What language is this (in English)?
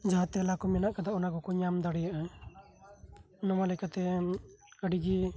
Santali